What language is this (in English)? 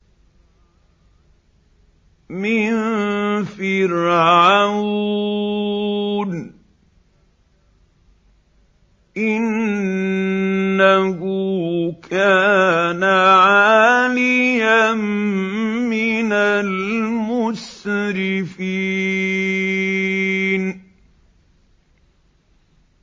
Arabic